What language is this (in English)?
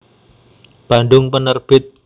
Javanese